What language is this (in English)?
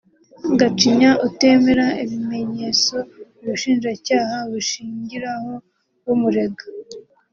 Kinyarwanda